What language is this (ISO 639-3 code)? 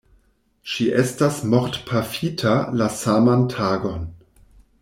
epo